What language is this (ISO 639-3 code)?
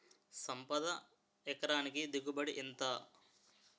tel